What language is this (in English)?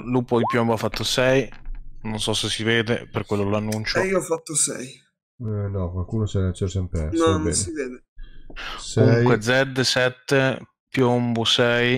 Italian